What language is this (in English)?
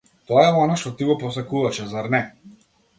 Macedonian